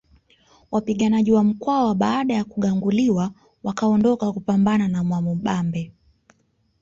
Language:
Swahili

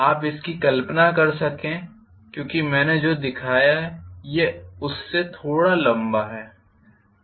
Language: Hindi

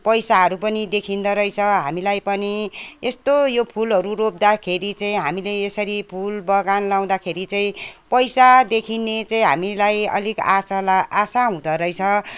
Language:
Nepali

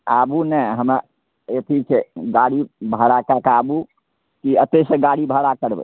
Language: Maithili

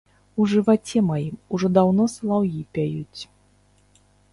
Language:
Belarusian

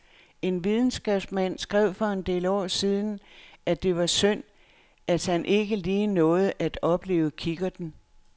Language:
Danish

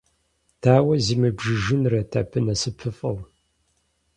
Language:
Kabardian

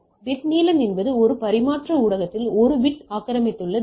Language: Tamil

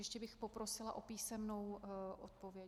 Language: Czech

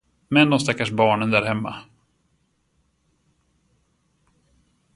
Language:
Swedish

